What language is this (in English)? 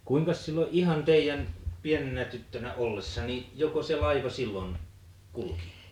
Finnish